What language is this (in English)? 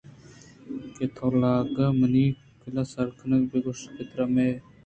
Eastern Balochi